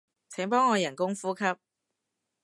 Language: Cantonese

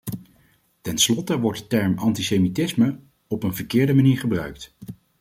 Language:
Dutch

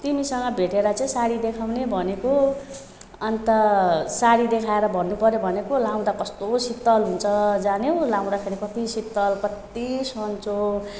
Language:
Nepali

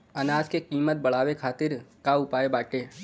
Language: Bhojpuri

